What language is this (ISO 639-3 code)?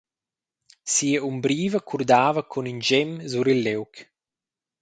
roh